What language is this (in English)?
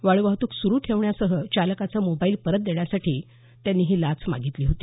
Marathi